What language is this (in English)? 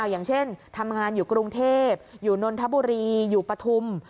Thai